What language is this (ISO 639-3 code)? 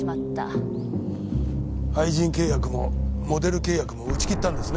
jpn